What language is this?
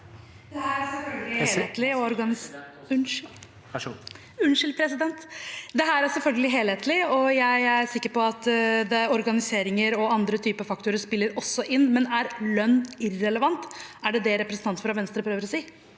Norwegian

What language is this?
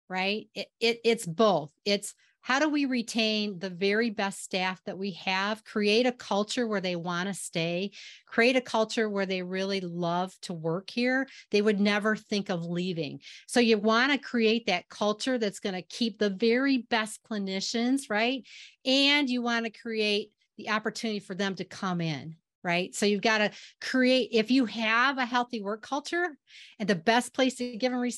English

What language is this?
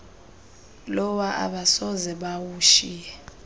Xhosa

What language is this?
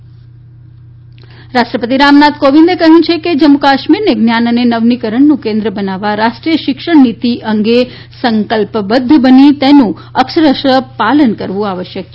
Gujarati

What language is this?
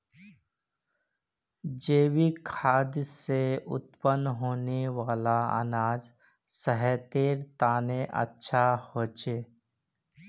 Magahi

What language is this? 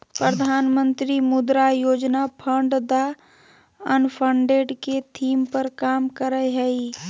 Magahi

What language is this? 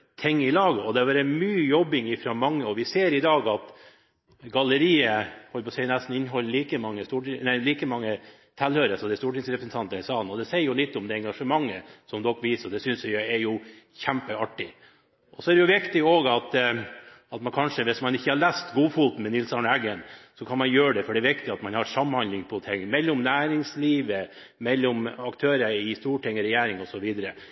Norwegian Bokmål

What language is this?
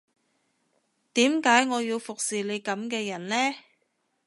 Cantonese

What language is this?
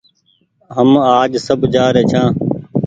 Goaria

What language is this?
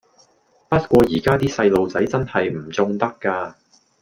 Cantonese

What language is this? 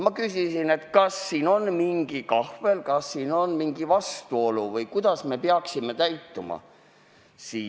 Estonian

